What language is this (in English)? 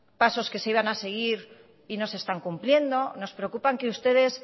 Spanish